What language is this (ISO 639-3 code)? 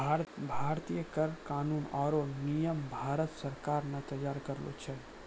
mai